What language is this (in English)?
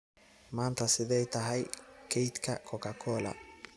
Somali